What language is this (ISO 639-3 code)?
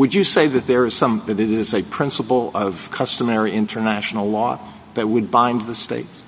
eng